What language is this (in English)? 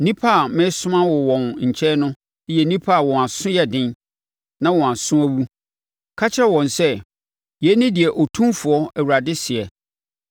Akan